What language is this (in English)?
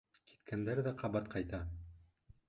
Bashkir